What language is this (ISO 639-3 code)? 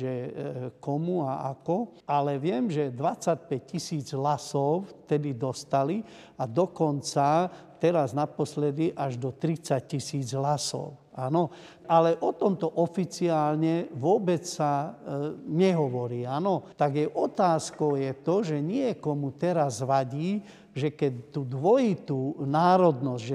slk